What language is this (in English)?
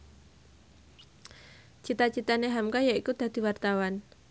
Javanese